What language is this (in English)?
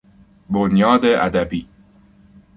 Persian